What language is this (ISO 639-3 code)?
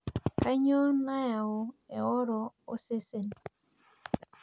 mas